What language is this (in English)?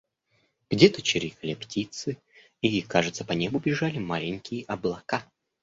Russian